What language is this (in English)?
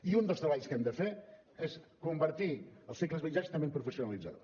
Catalan